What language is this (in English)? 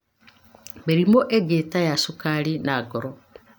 Kikuyu